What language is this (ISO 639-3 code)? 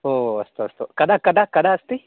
san